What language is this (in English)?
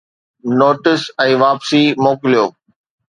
Sindhi